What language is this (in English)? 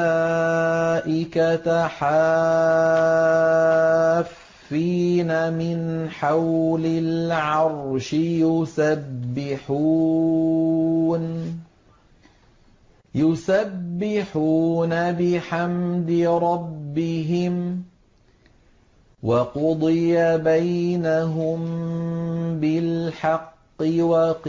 Arabic